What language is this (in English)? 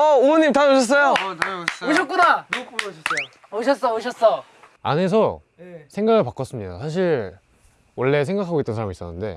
Korean